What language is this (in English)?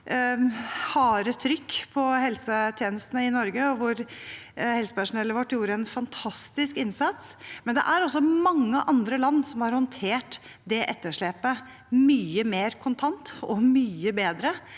Norwegian